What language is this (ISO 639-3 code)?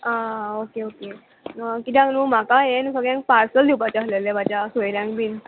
kok